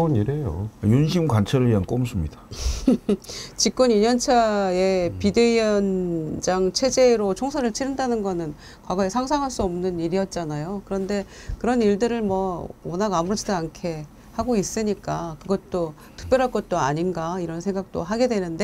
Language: Korean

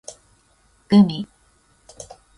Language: Japanese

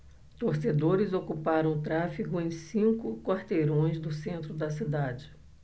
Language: Portuguese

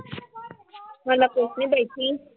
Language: Punjabi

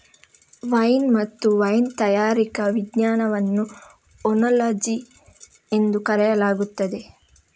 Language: Kannada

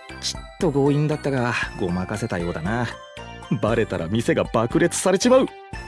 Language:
Japanese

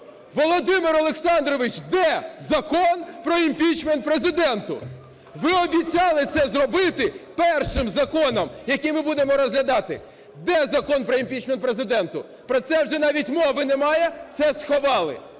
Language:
Ukrainian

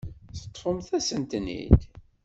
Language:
Kabyle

